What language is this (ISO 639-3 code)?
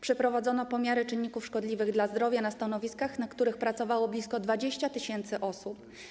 pol